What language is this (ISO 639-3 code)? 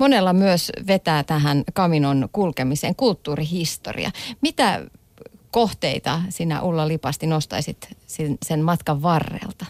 fin